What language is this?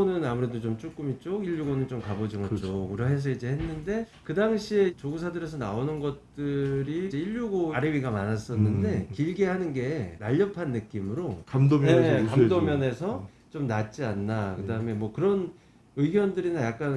Korean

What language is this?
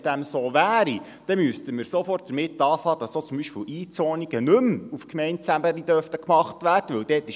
Swiss German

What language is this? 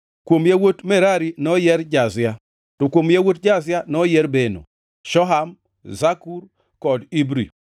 Luo (Kenya and Tanzania)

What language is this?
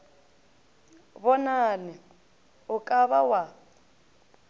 Northern Sotho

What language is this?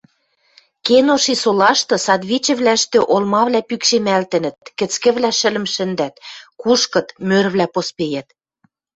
Western Mari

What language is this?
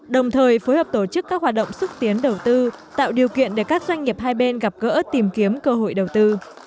Vietnamese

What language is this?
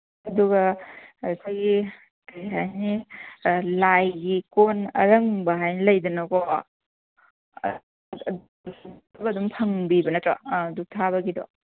Manipuri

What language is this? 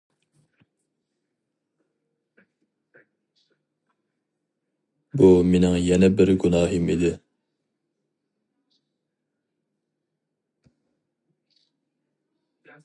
Uyghur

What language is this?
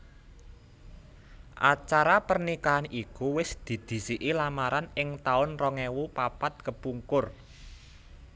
Javanese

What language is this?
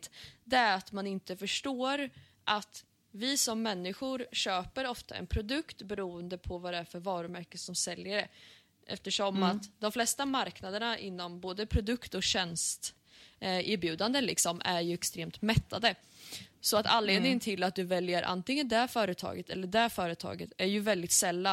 Swedish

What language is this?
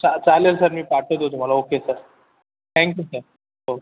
Marathi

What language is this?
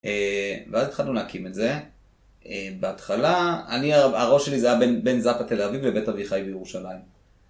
Hebrew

